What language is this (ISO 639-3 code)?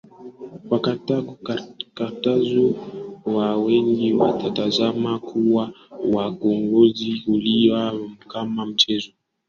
swa